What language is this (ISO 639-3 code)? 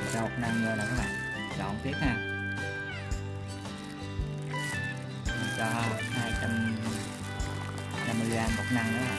vie